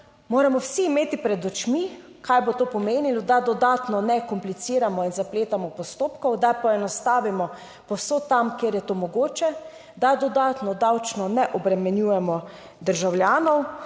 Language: Slovenian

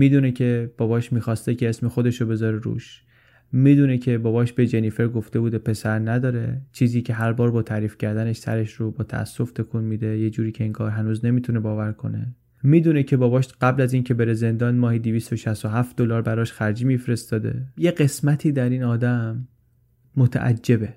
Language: Persian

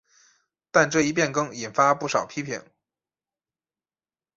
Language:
Chinese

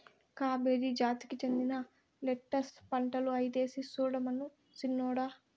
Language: Telugu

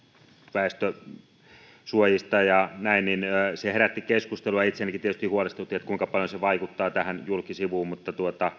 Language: Finnish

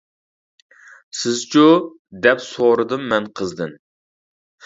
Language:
Uyghur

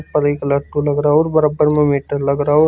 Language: Hindi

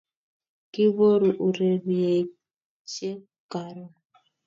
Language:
Kalenjin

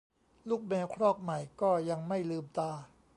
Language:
Thai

